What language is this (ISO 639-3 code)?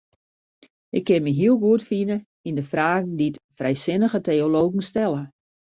fry